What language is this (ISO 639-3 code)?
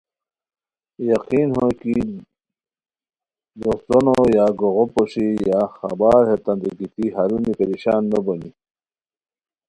khw